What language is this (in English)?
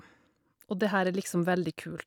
Norwegian